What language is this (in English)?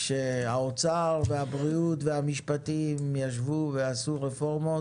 Hebrew